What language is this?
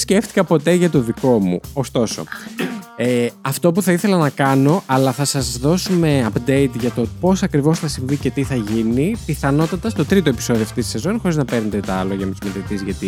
Greek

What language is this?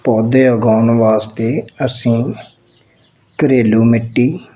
Punjabi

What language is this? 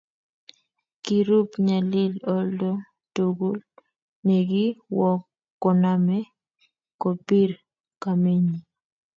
Kalenjin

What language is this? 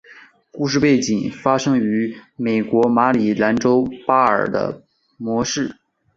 Chinese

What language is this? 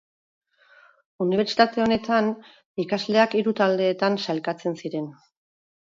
Basque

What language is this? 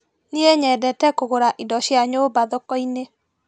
Kikuyu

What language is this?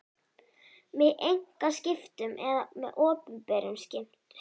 Icelandic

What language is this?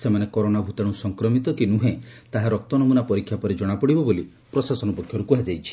Odia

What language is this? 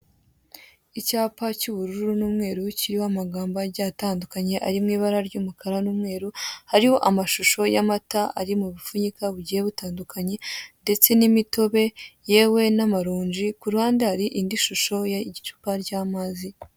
Kinyarwanda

